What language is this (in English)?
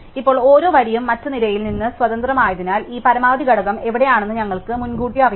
Malayalam